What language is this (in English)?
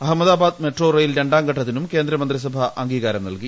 Malayalam